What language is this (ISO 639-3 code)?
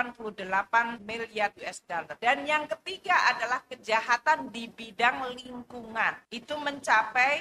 ind